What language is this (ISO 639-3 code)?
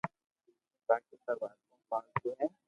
lrk